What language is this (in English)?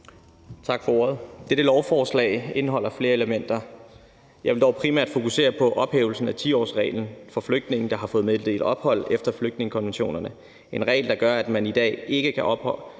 Danish